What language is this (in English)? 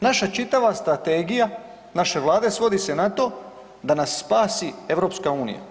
Croatian